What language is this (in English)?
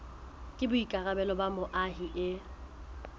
Southern Sotho